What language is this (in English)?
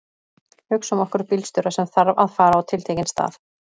Icelandic